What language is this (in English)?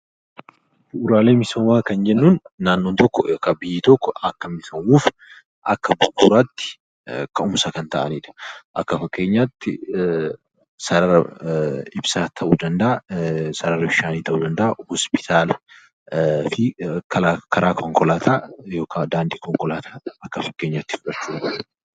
Oromo